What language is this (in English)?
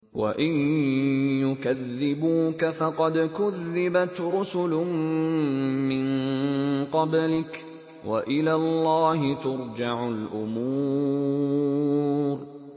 Arabic